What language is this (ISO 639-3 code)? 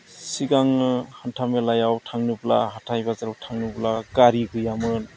brx